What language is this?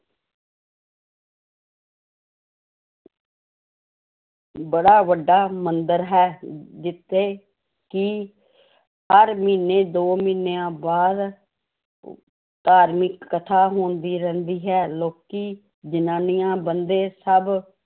Punjabi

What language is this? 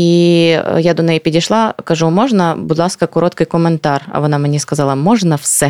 Ukrainian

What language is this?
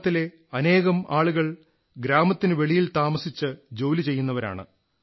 Malayalam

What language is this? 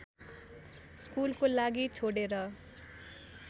Nepali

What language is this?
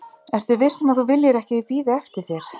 Icelandic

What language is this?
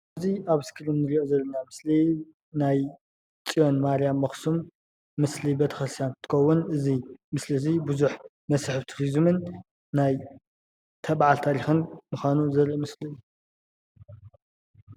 Tigrinya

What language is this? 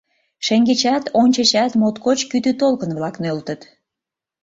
Mari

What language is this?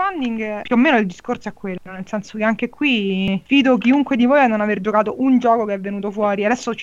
Italian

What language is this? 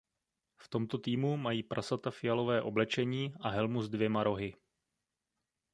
Czech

